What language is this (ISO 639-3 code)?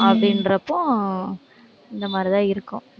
tam